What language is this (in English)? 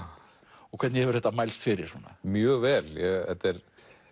Icelandic